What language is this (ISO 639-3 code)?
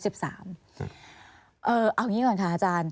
tha